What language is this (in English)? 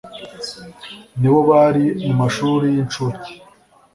Kinyarwanda